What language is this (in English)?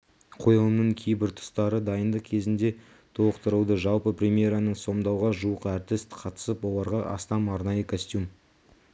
Kazakh